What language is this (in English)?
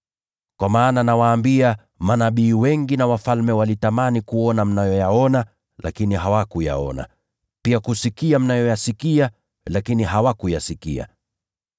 Swahili